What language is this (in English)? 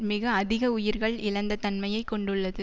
Tamil